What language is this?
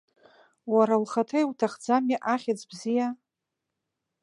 Abkhazian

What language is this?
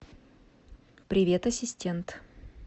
Russian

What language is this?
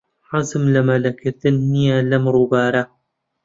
Central Kurdish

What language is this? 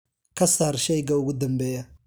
Somali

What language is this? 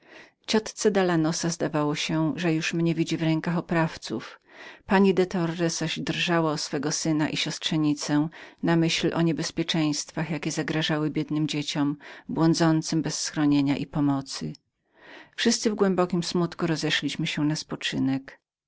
Polish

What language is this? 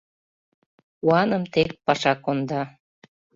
Mari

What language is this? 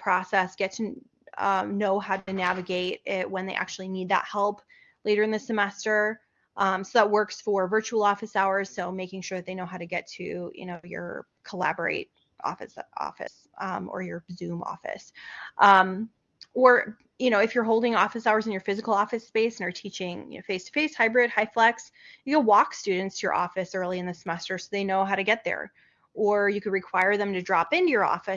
English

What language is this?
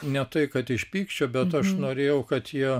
Lithuanian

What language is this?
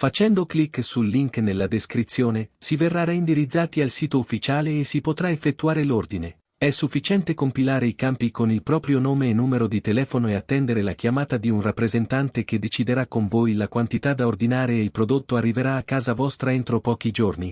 Italian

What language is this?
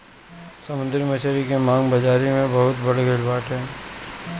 Bhojpuri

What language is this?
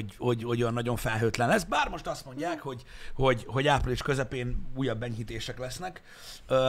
Hungarian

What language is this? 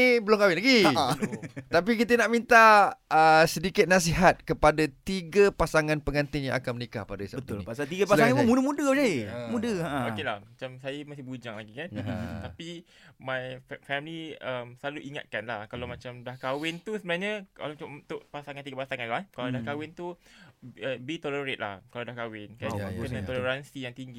Malay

